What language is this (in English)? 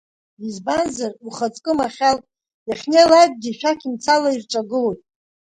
Abkhazian